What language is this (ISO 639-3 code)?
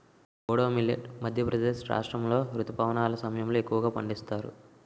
tel